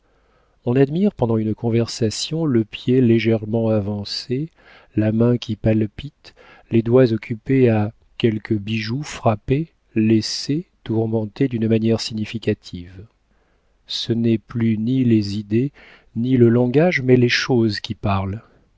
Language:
French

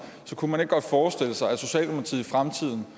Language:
Danish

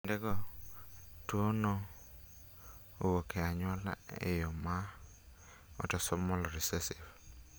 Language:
Luo (Kenya and Tanzania)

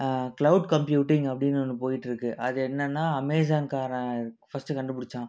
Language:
Tamil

